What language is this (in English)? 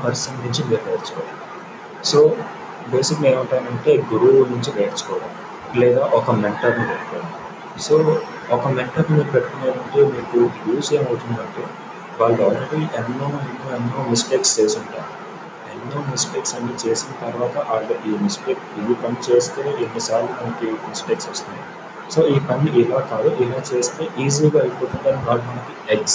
Telugu